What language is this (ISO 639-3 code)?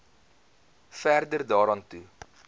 afr